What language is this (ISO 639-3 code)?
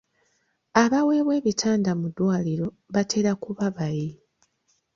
lug